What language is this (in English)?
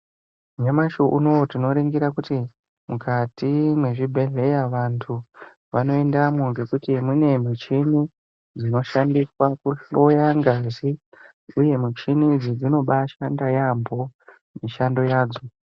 Ndau